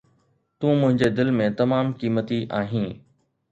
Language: Sindhi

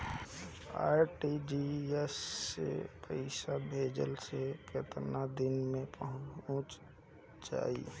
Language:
Bhojpuri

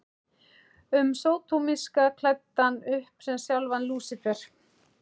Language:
Icelandic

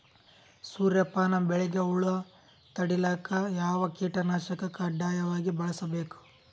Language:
Kannada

